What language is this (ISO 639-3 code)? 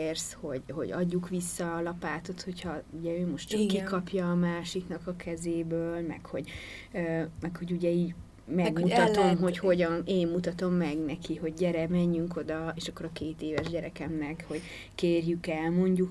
hun